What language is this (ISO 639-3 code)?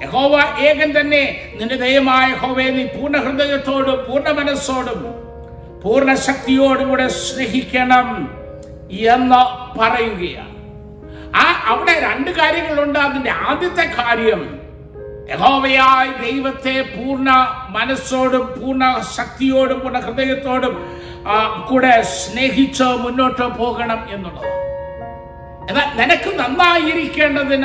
mal